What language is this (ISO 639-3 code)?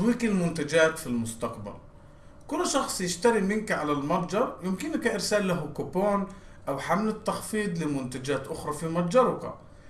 ara